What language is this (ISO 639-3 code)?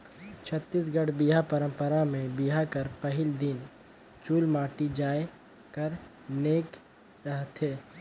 hne